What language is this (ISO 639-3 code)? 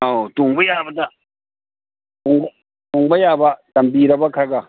mni